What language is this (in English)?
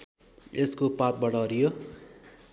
Nepali